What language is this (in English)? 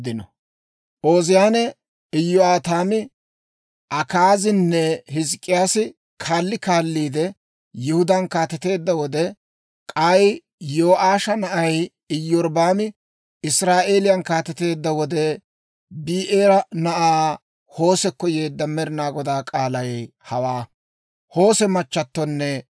Dawro